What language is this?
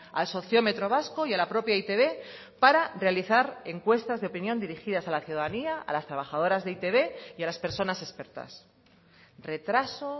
Spanish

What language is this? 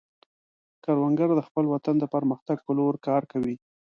Pashto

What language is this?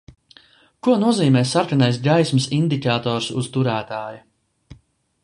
Latvian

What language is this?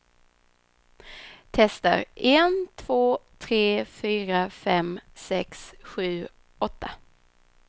Swedish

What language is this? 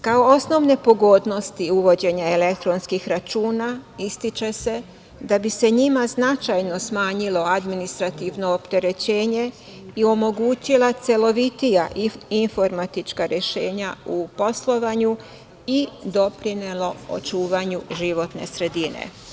Serbian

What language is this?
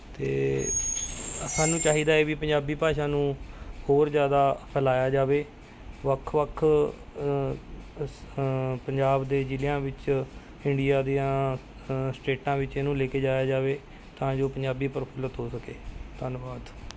Punjabi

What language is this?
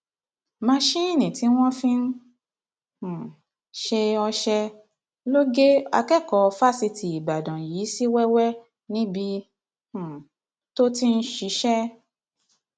Yoruba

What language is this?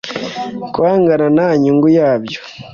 Kinyarwanda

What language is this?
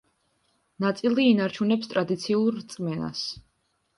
Georgian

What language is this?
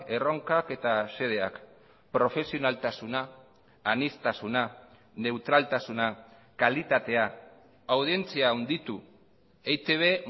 Basque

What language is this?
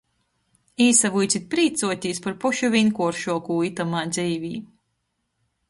Latgalian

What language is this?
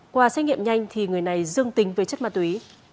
Vietnamese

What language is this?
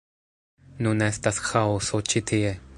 Esperanto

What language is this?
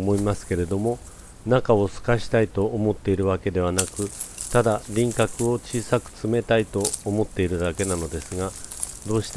Japanese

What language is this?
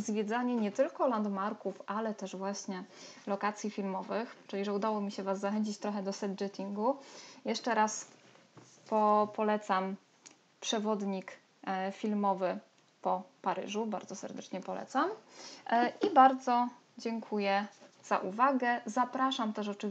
Polish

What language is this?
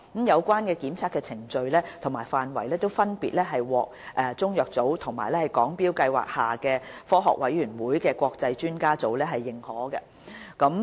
Cantonese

